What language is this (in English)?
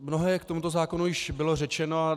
Czech